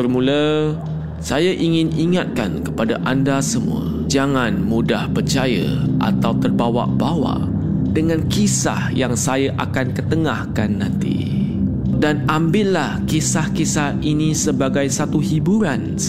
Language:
Malay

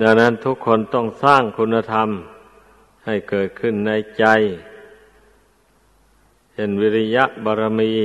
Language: Thai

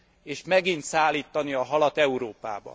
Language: Hungarian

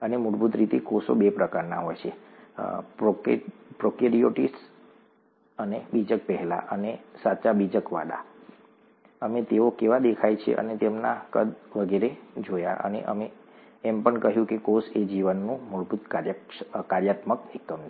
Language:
Gujarati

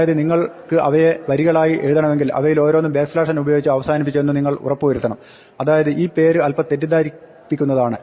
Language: Malayalam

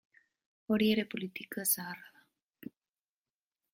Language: Basque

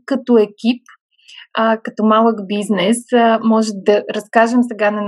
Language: Bulgarian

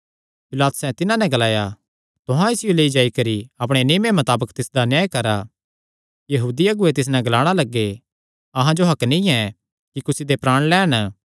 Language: Kangri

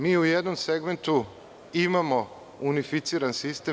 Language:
Serbian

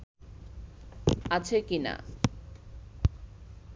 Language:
Bangla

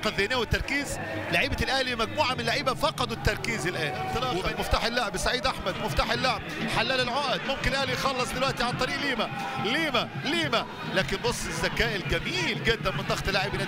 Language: Arabic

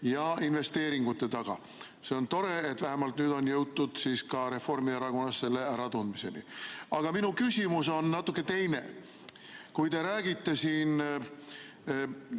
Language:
Estonian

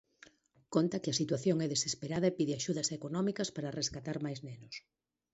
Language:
Galician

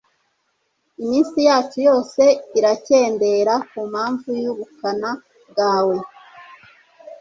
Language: Kinyarwanda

